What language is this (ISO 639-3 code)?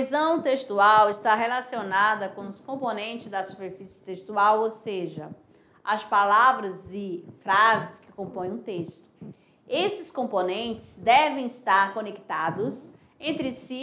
por